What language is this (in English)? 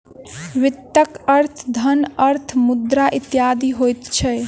Maithili